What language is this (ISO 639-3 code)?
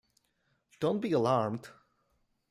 eng